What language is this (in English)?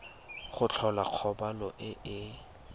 Tswana